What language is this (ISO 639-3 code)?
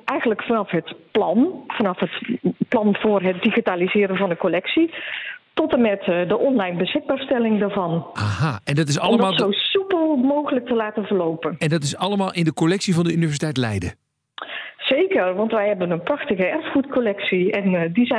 nld